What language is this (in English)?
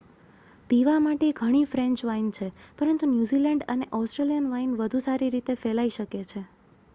Gujarati